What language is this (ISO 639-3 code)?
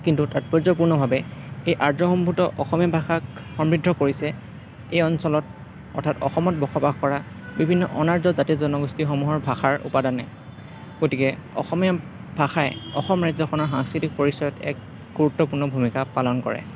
asm